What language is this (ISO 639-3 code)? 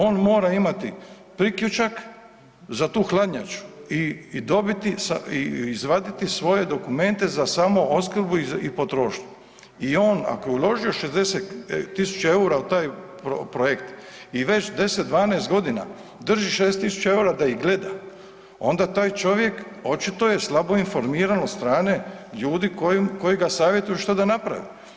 hrv